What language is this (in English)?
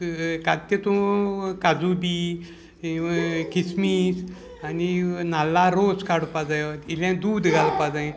Konkani